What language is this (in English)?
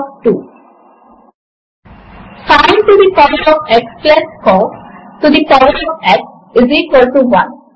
Telugu